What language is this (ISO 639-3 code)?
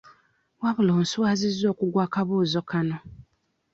lug